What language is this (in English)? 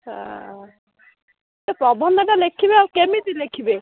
Odia